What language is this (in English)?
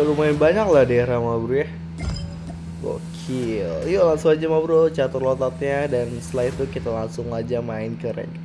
Indonesian